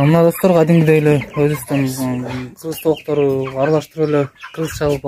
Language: Turkish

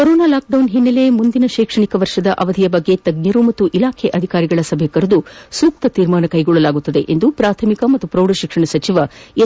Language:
Kannada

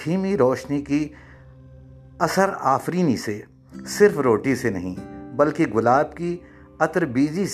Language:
Urdu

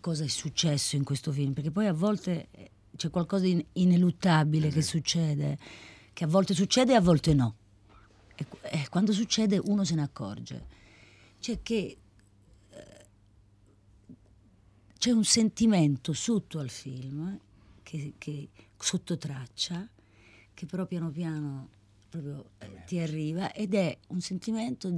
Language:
Italian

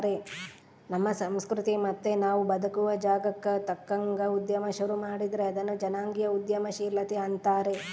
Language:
Kannada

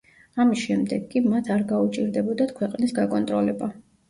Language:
Georgian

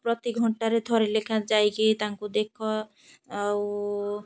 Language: Odia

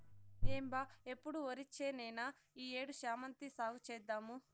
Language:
Telugu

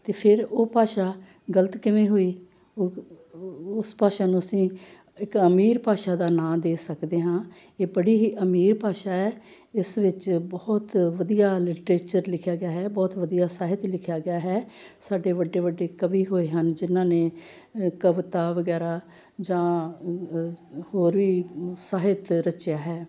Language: Punjabi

